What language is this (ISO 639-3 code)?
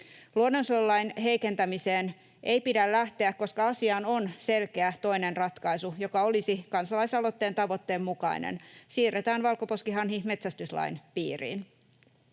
fin